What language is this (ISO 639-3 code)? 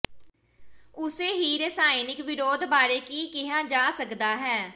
pan